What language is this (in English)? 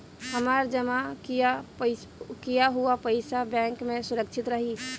Bhojpuri